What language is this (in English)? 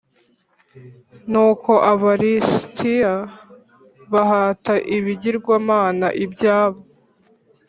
Kinyarwanda